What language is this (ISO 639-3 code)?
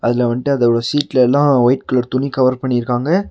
tam